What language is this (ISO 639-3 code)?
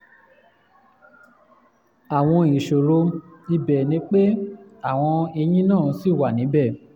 yor